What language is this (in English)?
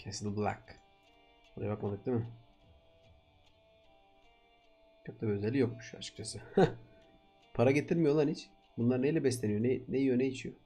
Turkish